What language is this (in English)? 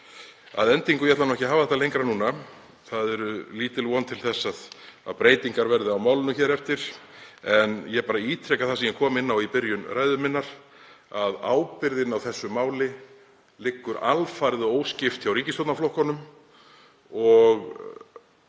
Icelandic